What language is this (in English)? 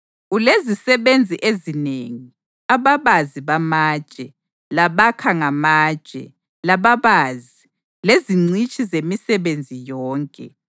North Ndebele